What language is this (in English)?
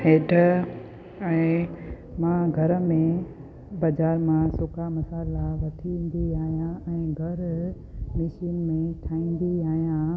Sindhi